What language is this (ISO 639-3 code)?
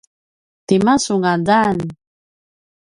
pwn